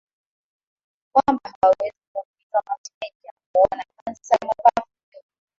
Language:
Swahili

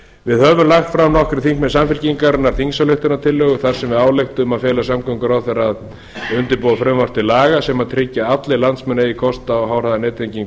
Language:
Icelandic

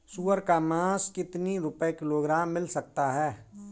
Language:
Hindi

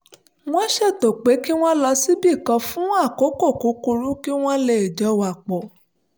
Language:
Yoruba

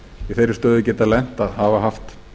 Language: Icelandic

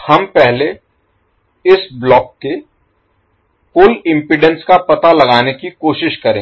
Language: Hindi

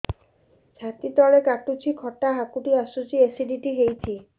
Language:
Odia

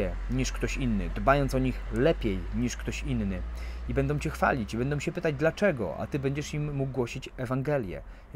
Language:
Polish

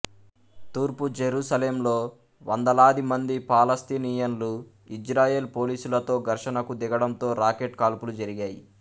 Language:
Telugu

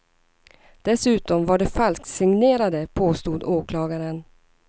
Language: Swedish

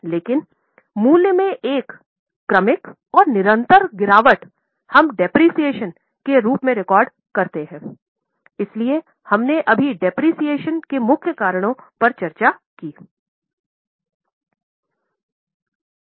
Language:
Hindi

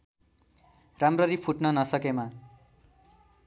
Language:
Nepali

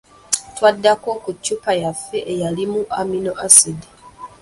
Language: Ganda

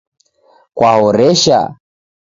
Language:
Taita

